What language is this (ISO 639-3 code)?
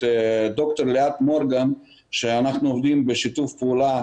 heb